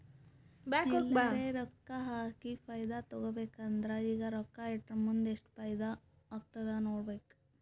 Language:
Kannada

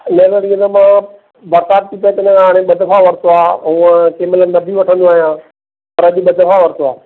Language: Sindhi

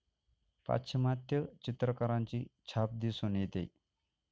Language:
Marathi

